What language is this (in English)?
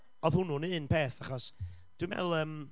Welsh